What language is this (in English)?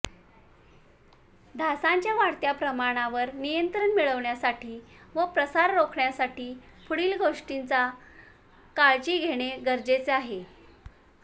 Marathi